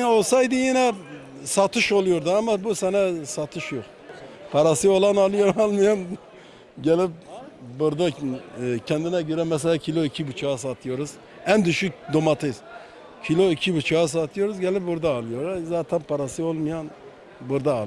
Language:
Turkish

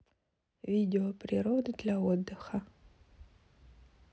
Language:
Russian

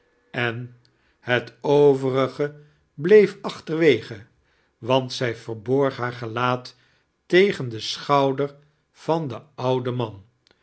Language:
Dutch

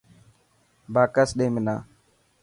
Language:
Dhatki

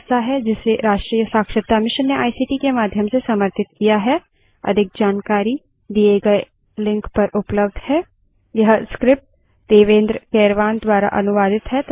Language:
Hindi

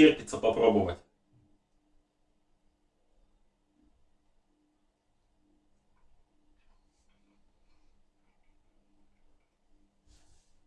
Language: Russian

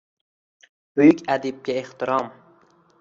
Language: Uzbek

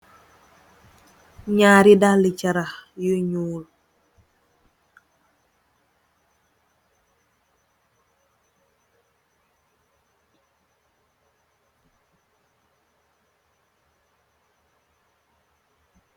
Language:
Wolof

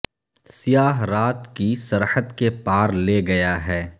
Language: Urdu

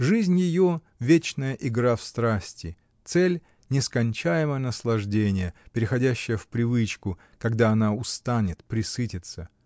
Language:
Russian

